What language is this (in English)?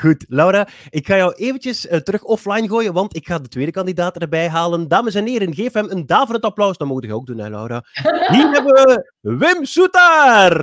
Dutch